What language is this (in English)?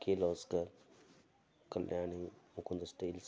Kannada